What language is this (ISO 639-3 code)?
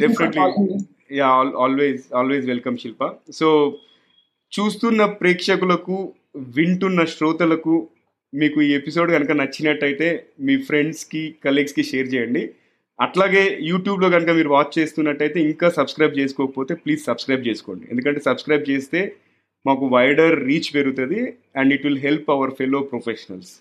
tel